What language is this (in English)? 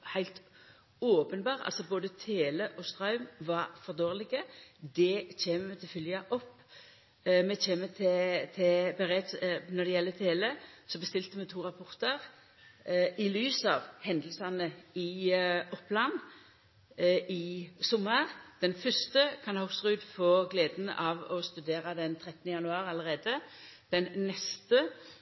Norwegian Nynorsk